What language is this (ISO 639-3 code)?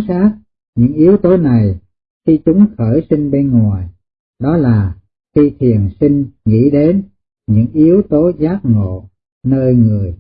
vie